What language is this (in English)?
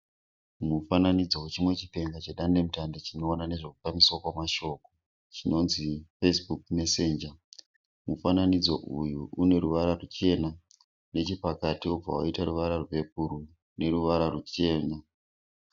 Shona